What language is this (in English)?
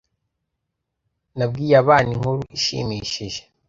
Kinyarwanda